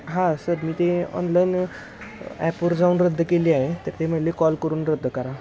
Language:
Marathi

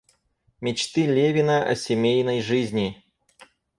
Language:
Russian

